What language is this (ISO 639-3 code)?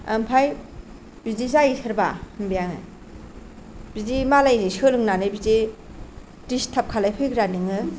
brx